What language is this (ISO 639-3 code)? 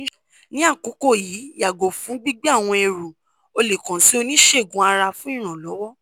yor